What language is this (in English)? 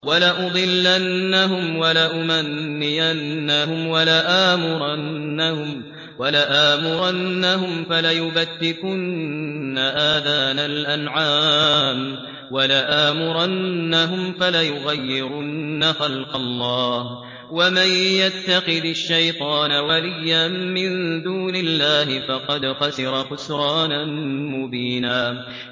Arabic